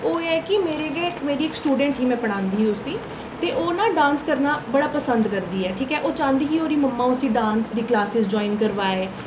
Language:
Dogri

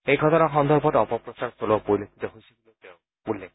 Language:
Assamese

